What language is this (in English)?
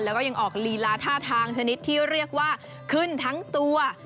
Thai